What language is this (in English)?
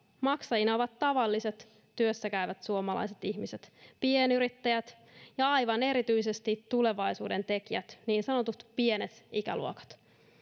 Finnish